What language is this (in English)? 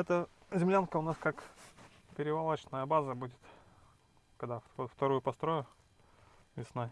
Russian